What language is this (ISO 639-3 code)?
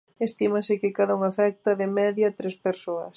glg